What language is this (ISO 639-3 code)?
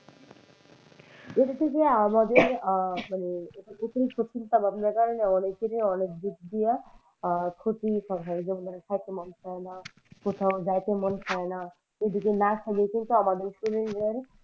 ben